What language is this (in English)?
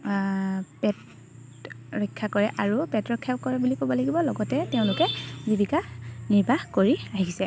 Assamese